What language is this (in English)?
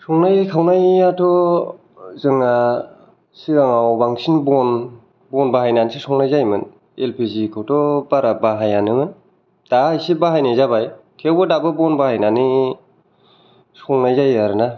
Bodo